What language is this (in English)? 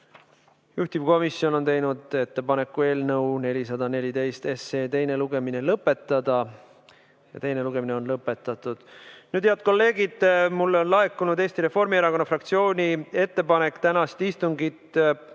Estonian